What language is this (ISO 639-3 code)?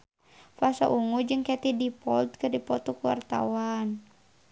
sun